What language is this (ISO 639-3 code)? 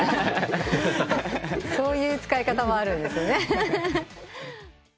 jpn